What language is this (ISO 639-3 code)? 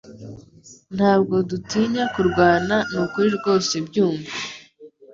kin